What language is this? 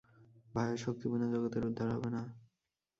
Bangla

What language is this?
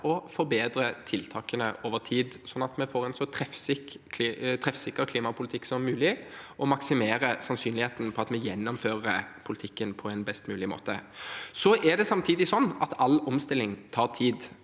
Norwegian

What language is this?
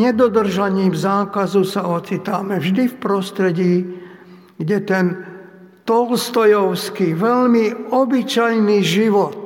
Slovak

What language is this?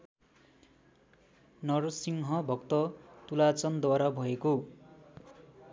Nepali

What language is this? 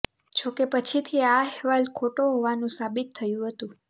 Gujarati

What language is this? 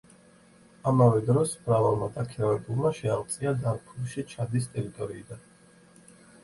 Georgian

